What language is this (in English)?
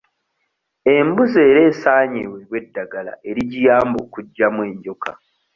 Ganda